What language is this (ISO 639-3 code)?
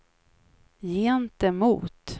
swe